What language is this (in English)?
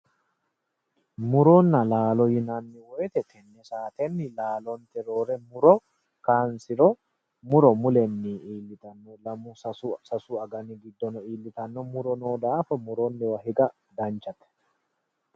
Sidamo